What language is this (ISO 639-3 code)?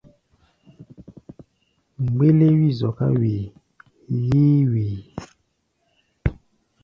gba